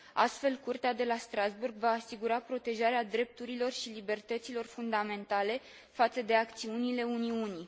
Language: Romanian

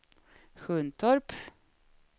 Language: Swedish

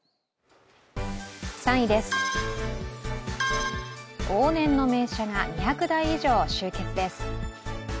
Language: Japanese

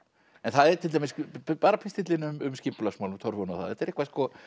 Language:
Icelandic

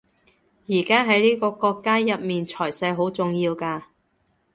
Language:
Cantonese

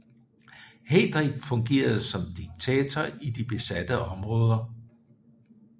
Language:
Danish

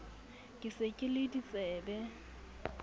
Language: Southern Sotho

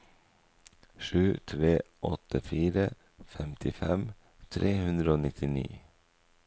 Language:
Norwegian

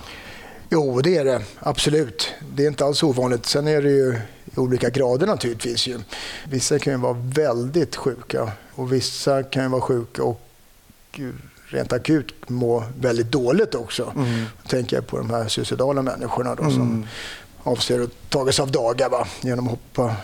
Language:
Swedish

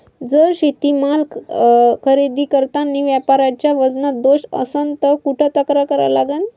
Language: Marathi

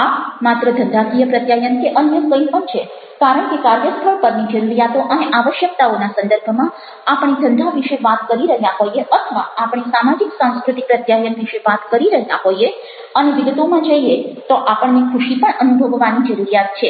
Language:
Gujarati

